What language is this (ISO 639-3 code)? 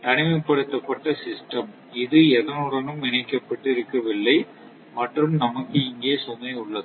tam